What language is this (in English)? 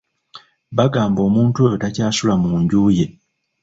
Ganda